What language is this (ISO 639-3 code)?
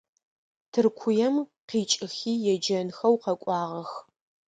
ady